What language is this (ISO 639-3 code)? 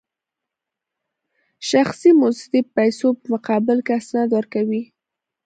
pus